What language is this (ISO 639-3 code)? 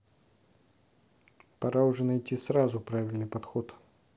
rus